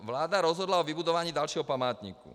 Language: Czech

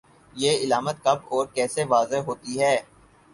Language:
Urdu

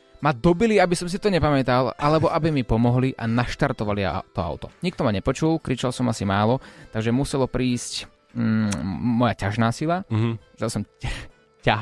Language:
Slovak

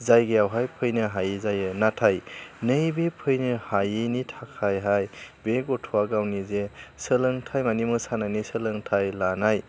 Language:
Bodo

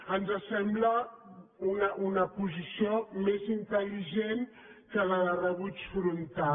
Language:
Catalan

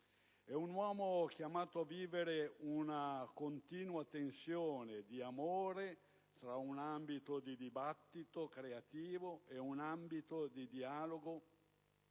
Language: Italian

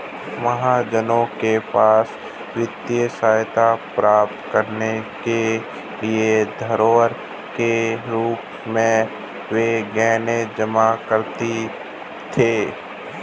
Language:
Hindi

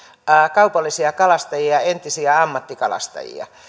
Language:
Finnish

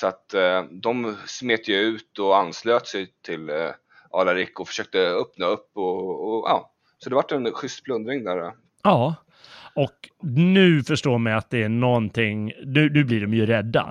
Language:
Swedish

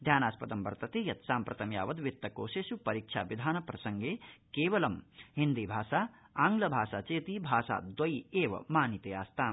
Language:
Sanskrit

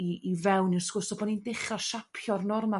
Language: Welsh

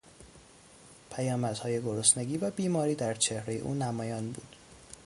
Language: Persian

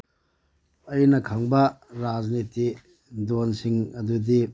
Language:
Manipuri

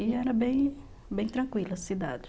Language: Portuguese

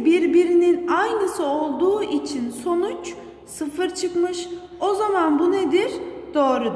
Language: Turkish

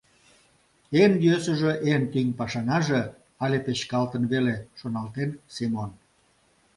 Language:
Mari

